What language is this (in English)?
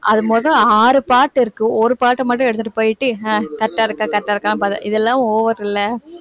Tamil